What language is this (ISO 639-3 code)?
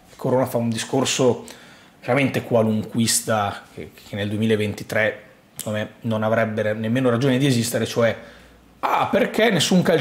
ita